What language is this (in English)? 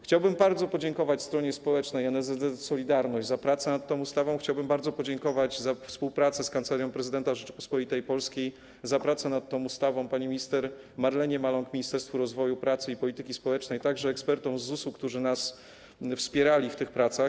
Polish